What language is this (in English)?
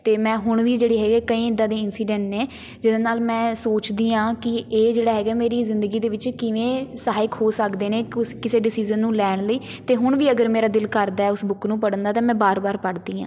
Punjabi